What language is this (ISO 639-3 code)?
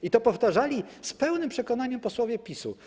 pol